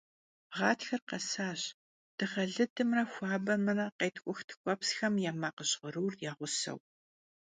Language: Kabardian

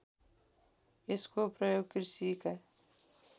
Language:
Nepali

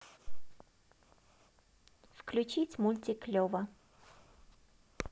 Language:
Russian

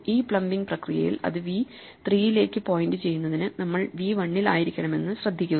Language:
Malayalam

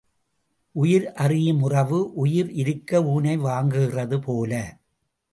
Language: Tamil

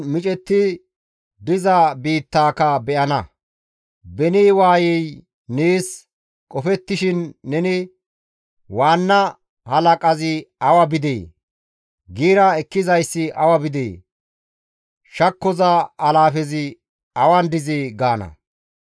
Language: Gamo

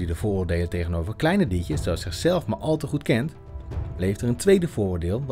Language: Dutch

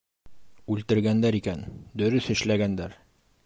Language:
Bashkir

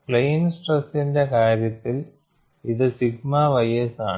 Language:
Malayalam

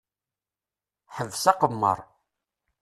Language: Kabyle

